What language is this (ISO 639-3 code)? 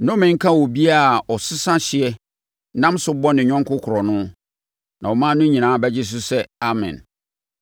aka